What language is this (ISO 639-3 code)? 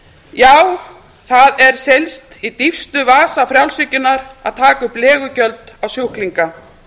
isl